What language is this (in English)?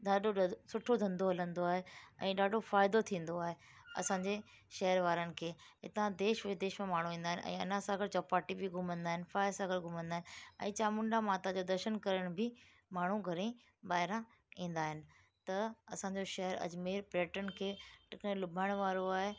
Sindhi